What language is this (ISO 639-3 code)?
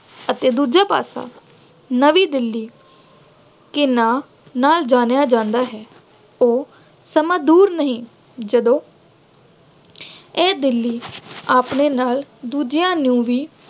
pan